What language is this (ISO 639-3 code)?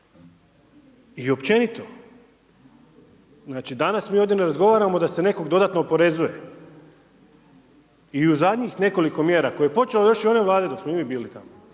hrv